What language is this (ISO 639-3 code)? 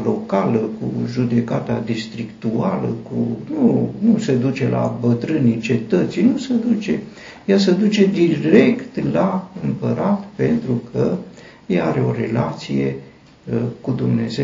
ron